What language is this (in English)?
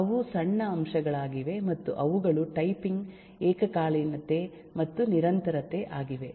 Kannada